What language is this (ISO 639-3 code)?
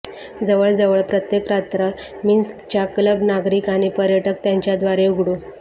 mar